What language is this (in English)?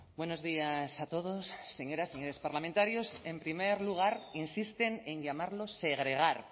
Spanish